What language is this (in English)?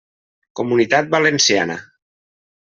Catalan